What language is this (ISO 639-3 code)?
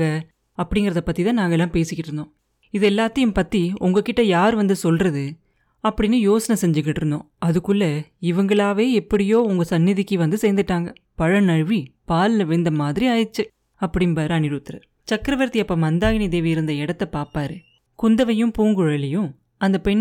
tam